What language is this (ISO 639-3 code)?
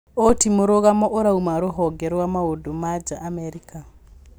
kik